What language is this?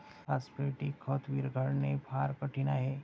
Marathi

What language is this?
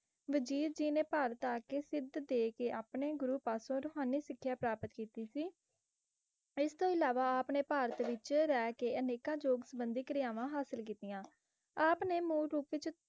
Punjabi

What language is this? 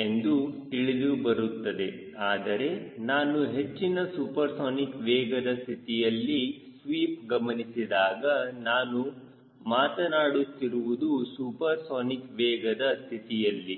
Kannada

